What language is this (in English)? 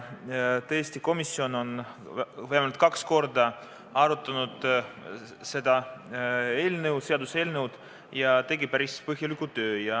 Estonian